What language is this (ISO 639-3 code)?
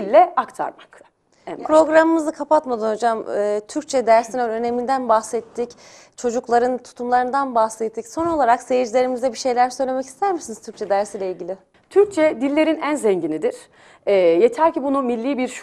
tur